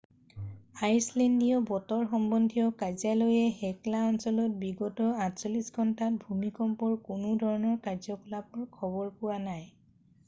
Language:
Assamese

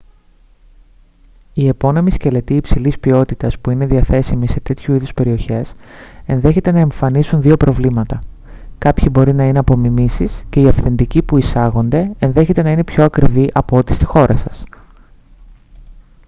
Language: Greek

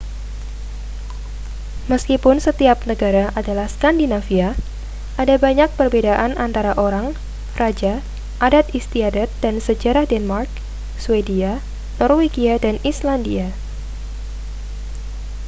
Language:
Indonesian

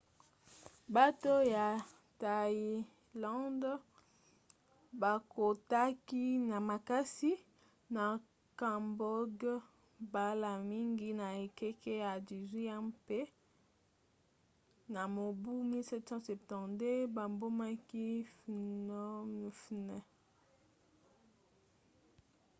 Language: Lingala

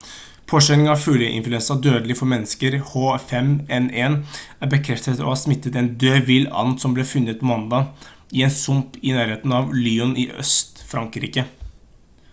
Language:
Norwegian Bokmål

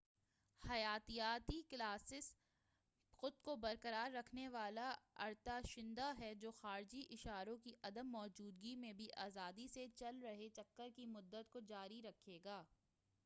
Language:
Urdu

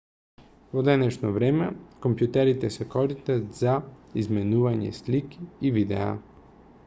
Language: Macedonian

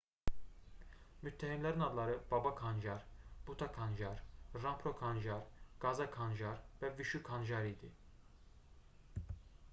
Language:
Azerbaijani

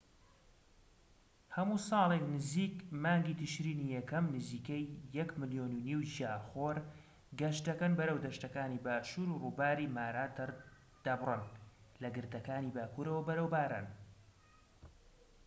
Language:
Central Kurdish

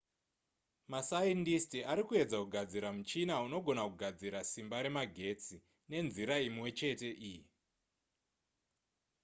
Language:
Shona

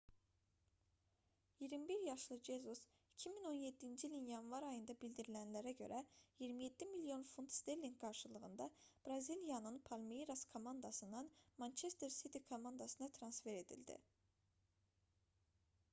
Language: Azerbaijani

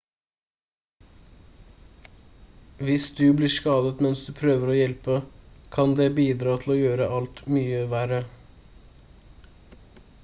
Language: Norwegian Bokmål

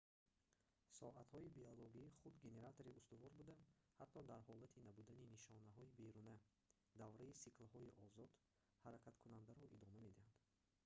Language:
Tajik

